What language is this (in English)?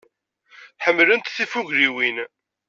Kabyle